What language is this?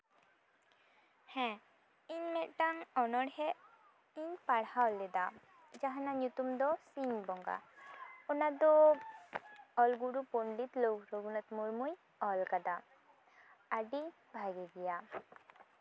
Santali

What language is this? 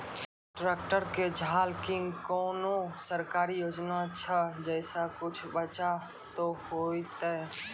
Maithili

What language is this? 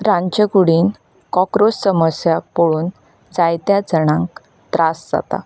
Konkani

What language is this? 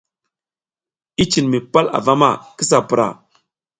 South Giziga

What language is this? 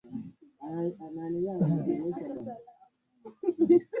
Swahili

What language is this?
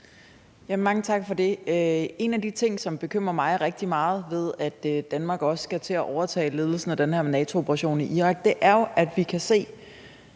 Danish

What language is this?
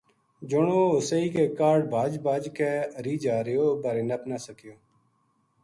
Gujari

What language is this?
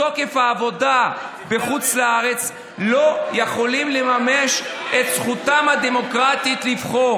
Hebrew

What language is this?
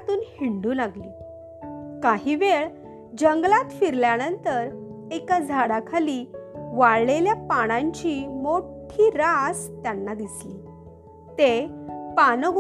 Marathi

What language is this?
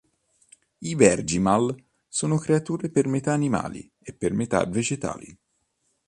Italian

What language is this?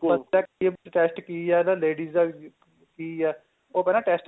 Punjabi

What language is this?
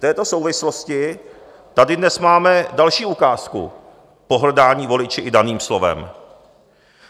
Czech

